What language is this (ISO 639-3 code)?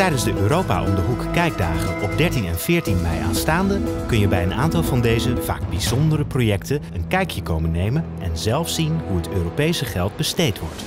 nld